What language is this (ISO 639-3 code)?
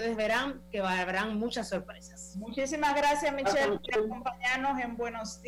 spa